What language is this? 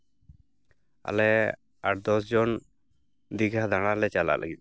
Santali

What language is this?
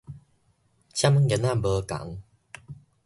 Min Nan Chinese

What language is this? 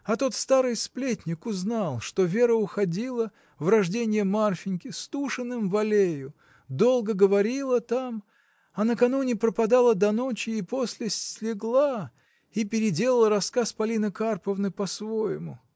Russian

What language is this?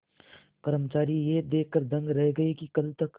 Hindi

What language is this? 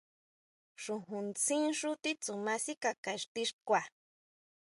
Huautla Mazatec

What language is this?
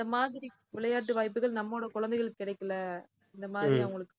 Tamil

